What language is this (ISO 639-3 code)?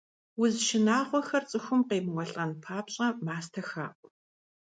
kbd